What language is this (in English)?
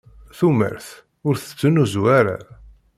Kabyle